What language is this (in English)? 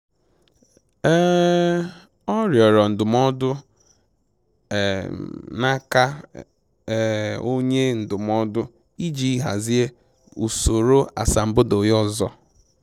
Igbo